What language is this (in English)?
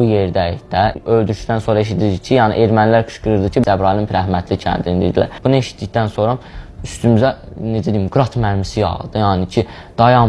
Azerbaijani